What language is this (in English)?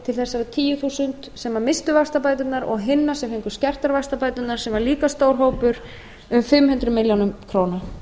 Icelandic